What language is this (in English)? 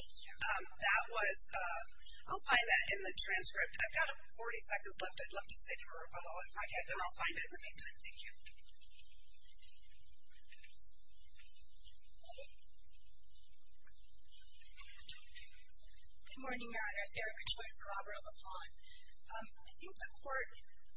English